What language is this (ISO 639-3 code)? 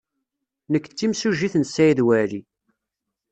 kab